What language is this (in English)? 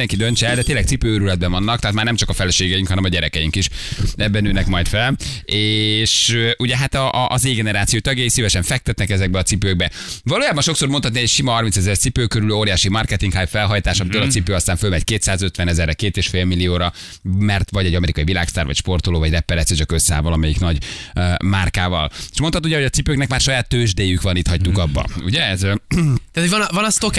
Hungarian